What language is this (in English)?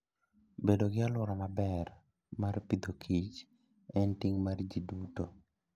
Luo (Kenya and Tanzania)